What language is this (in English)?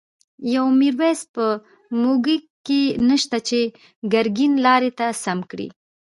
Pashto